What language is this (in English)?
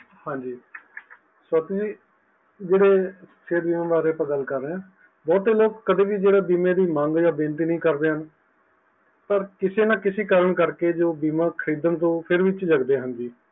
Punjabi